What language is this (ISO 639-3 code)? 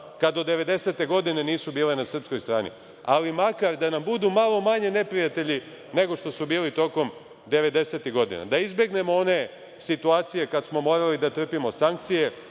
srp